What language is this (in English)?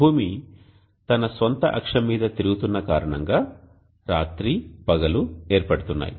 Telugu